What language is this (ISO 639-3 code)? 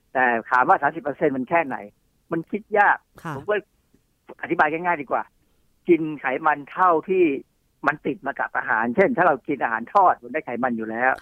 tha